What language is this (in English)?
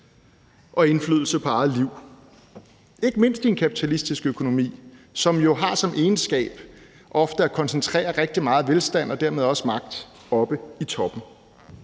Danish